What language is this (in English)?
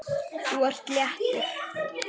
Icelandic